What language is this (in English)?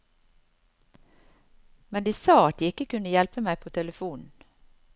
Norwegian